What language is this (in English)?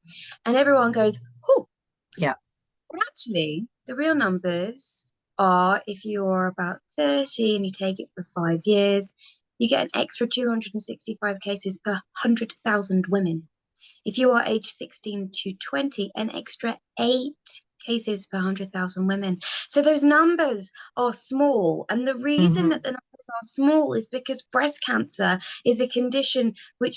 English